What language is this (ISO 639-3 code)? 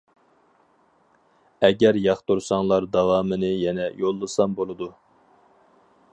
uig